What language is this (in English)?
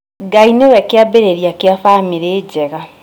Kikuyu